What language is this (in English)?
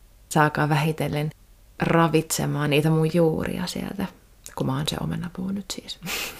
Finnish